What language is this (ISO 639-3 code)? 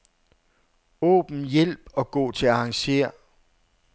dan